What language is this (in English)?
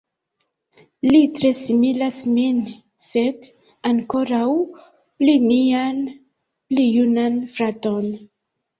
Esperanto